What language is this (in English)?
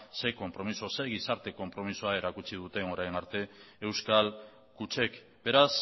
Basque